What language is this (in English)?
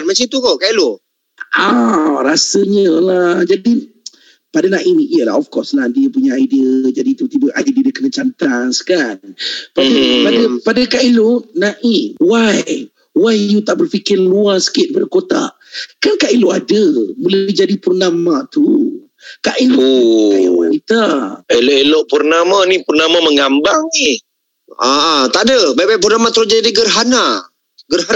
Malay